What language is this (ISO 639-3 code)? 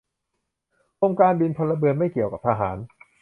tha